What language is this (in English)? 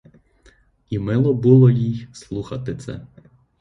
Ukrainian